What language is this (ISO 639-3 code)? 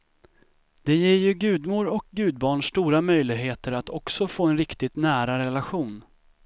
swe